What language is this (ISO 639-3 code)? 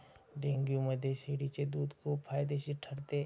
mar